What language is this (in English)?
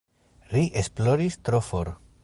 Esperanto